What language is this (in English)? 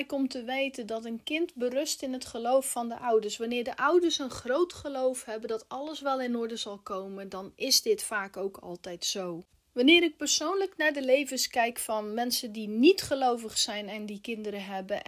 Dutch